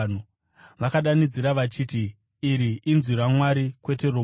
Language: Shona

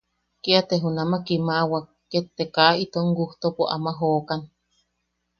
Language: Yaqui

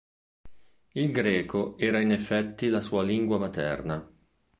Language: Italian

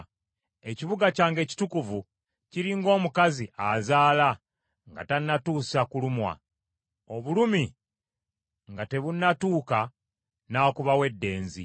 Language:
Ganda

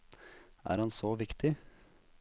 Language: Norwegian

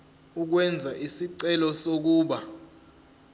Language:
Zulu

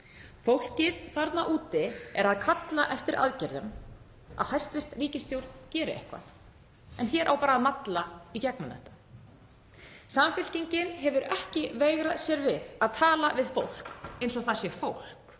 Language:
Icelandic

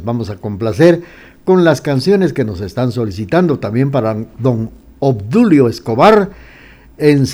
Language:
Spanish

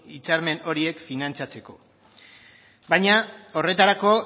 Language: Basque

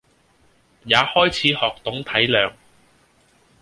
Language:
Cantonese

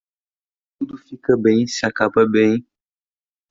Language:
Portuguese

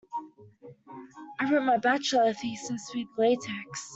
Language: English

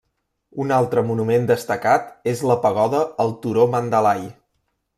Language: Catalan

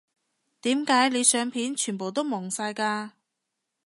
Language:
Cantonese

